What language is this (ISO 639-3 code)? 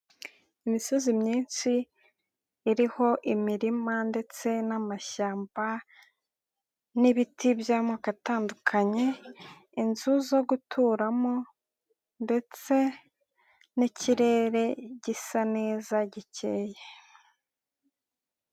kin